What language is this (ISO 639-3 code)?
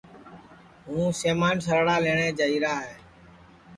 ssi